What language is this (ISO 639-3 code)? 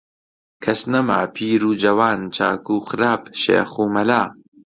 ckb